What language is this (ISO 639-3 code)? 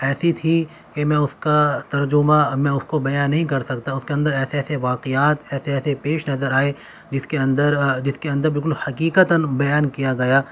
urd